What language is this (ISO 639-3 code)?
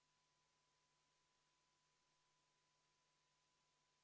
est